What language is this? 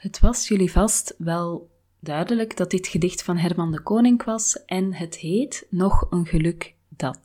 Dutch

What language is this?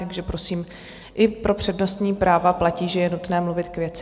Czech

